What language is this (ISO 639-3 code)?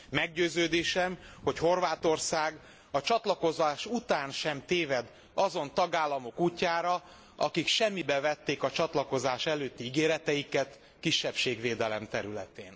hun